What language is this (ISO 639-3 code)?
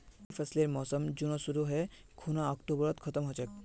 mag